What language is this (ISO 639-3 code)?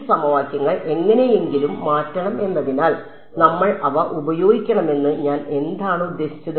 mal